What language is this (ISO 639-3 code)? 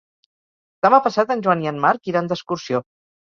cat